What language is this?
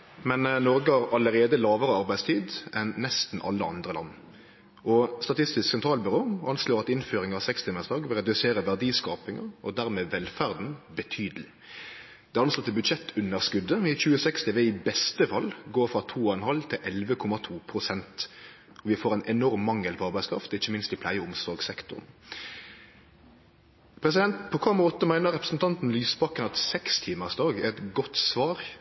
Norwegian Nynorsk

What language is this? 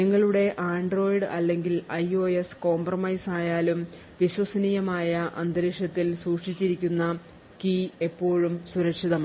Malayalam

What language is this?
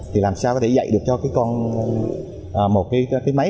Vietnamese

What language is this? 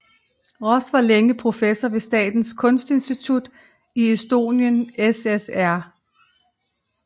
Danish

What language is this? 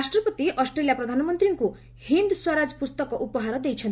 Odia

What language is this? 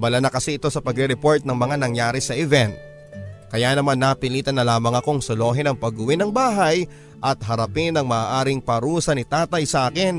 Filipino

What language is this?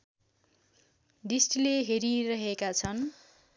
Nepali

